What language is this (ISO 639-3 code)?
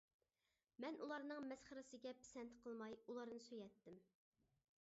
uig